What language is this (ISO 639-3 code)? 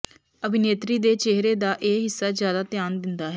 pan